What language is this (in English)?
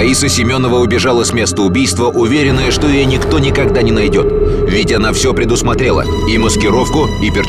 Russian